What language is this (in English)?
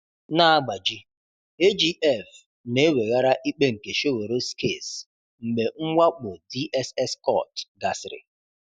Igbo